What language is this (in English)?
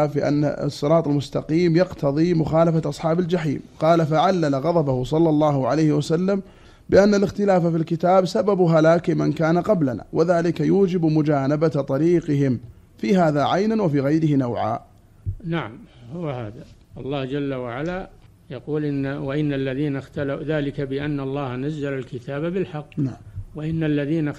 Arabic